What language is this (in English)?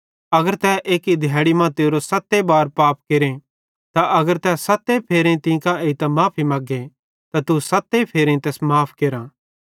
Bhadrawahi